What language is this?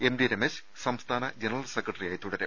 Malayalam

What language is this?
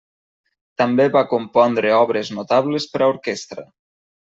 Catalan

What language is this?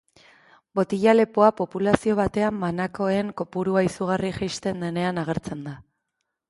Basque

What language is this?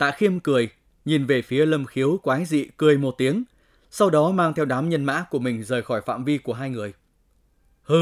Vietnamese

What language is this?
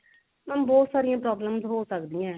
Punjabi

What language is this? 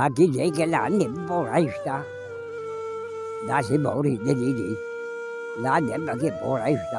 Arabic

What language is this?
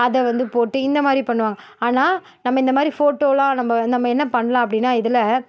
Tamil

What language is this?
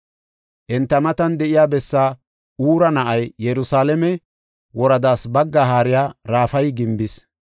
Gofa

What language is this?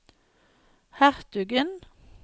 Norwegian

